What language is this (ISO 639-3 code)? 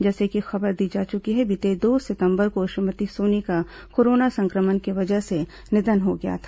hin